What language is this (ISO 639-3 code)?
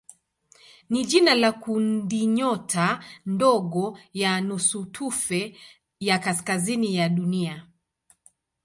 swa